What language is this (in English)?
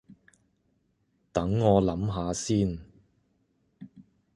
Cantonese